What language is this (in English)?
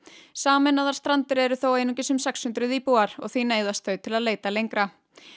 Icelandic